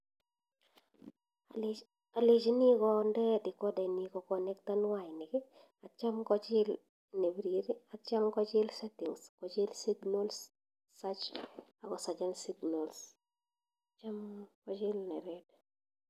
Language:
Kalenjin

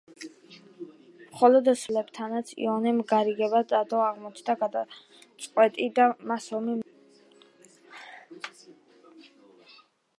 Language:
Georgian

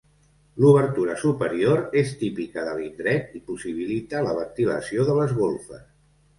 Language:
Catalan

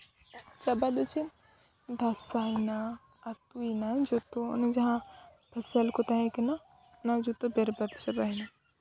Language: Santali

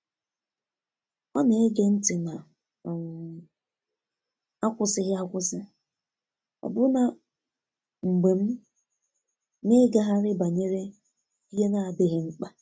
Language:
Igbo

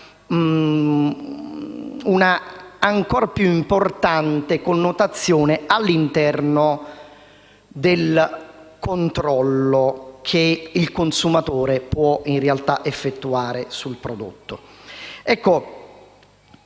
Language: Italian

